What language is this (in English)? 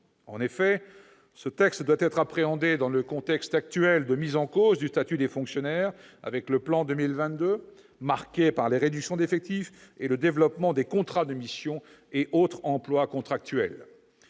French